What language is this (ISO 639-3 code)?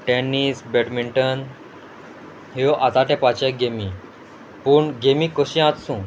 kok